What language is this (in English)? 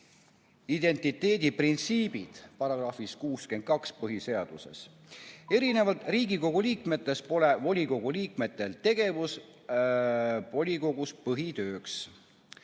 Estonian